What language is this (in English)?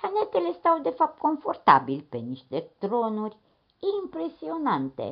Romanian